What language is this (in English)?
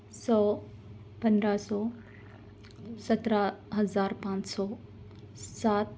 Urdu